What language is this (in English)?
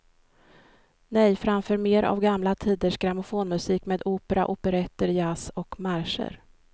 Swedish